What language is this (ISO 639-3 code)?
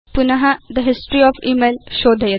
san